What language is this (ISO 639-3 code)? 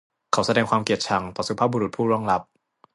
tha